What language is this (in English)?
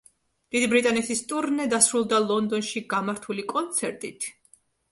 Georgian